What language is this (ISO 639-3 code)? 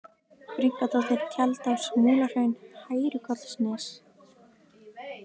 isl